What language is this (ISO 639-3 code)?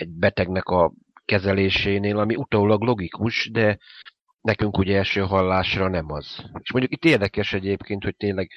hun